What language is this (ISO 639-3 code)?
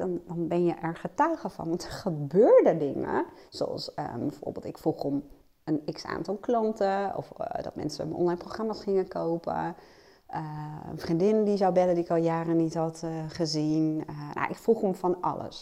nld